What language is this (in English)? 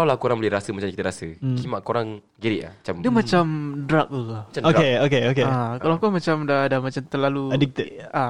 Malay